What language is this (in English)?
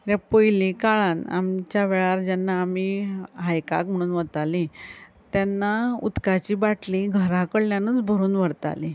Konkani